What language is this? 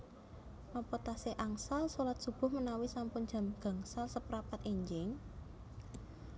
Javanese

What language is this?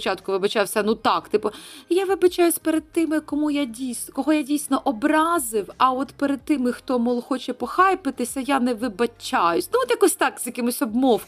Ukrainian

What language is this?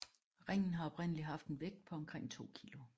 Danish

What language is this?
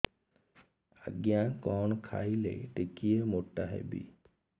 Odia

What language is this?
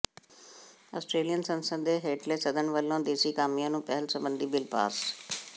Punjabi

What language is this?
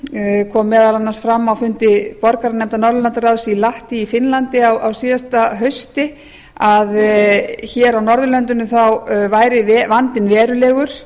Icelandic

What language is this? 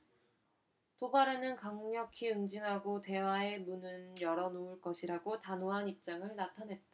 Korean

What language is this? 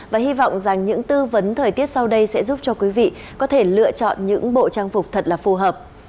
Vietnamese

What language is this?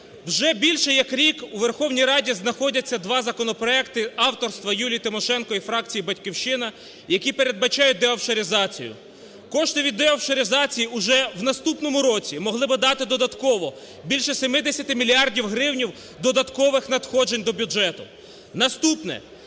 Ukrainian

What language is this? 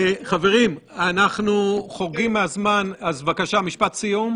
Hebrew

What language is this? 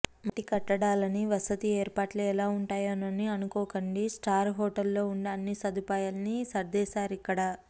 Telugu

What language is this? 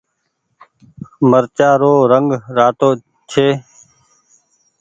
Goaria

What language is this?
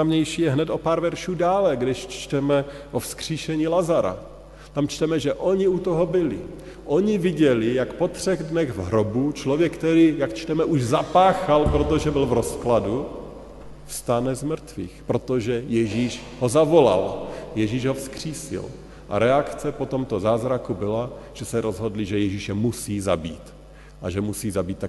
Czech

